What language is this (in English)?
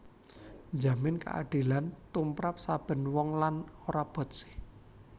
Javanese